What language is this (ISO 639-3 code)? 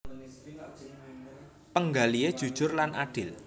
jav